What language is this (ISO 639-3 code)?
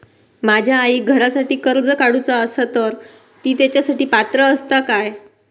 mar